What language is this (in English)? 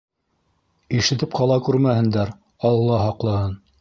Bashkir